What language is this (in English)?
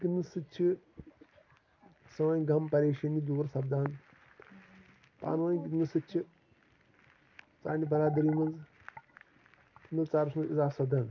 Kashmiri